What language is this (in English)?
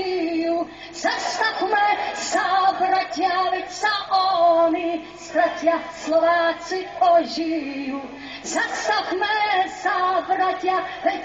Greek